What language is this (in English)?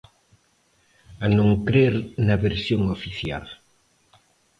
Galician